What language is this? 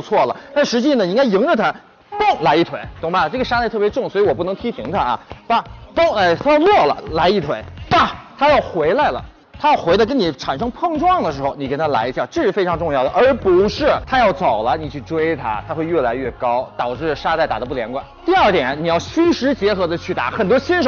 Chinese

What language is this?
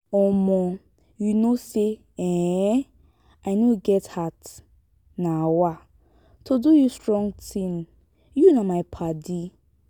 Nigerian Pidgin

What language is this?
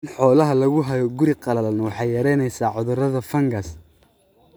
Somali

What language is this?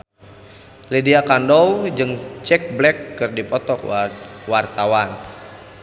Sundanese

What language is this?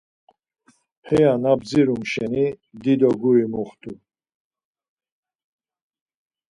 Laz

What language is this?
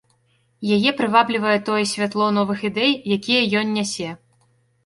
Belarusian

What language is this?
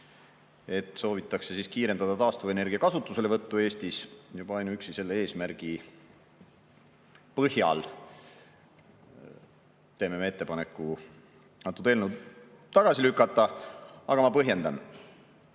Estonian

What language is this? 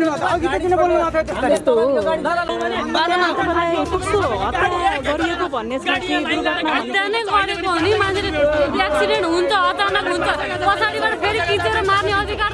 Nepali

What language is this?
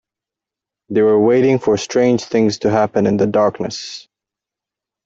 English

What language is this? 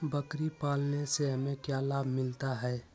Magahi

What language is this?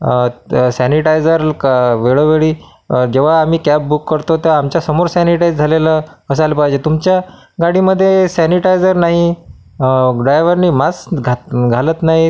Marathi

